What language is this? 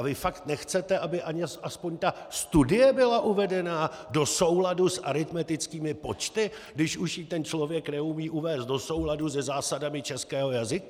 Czech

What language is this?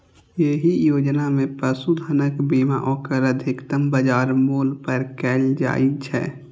Maithili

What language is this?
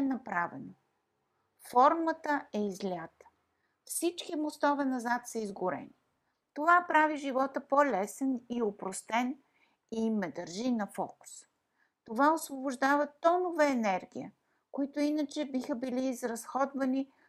Bulgarian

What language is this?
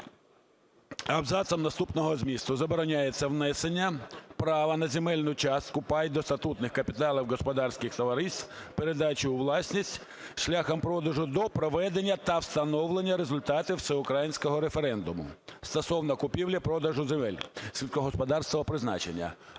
Ukrainian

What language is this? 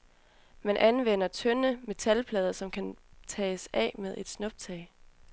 Danish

